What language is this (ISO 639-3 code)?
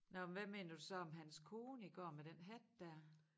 dan